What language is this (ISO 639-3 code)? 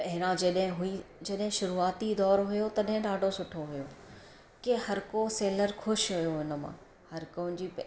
snd